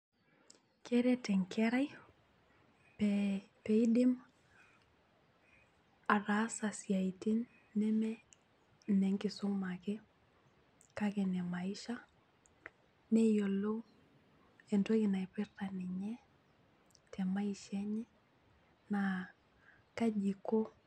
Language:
Masai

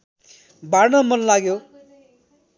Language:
Nepali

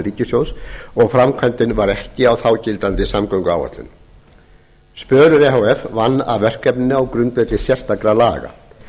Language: Icelandic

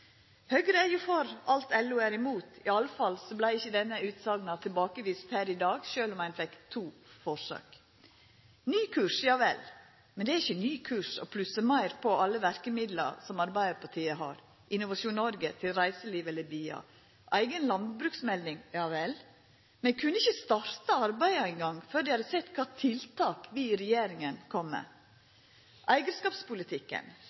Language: Norwegian Nynorsk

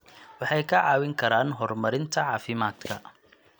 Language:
Somali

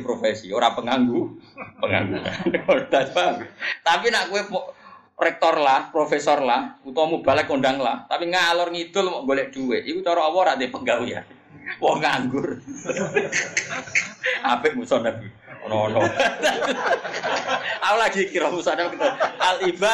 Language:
Malay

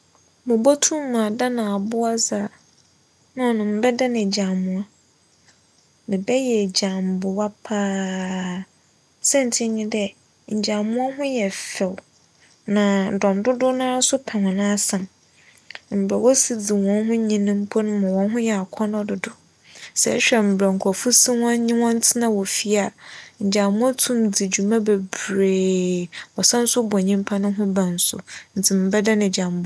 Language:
Akan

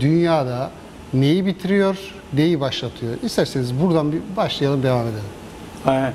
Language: Turkish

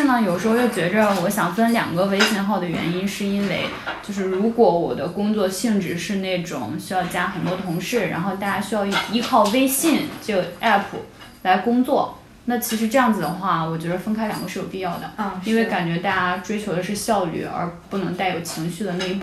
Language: Chinese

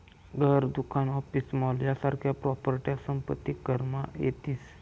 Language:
Marathi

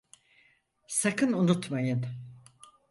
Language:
Turkish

